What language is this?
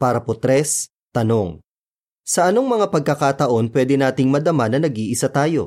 Filipino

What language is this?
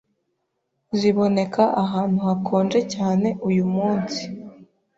Kinyarwanda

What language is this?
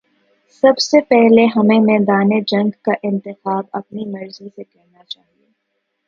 Urdu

